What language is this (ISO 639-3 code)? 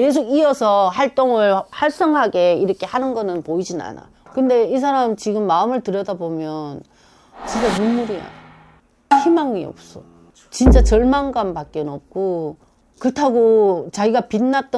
kor